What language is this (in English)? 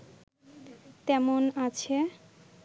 Bangla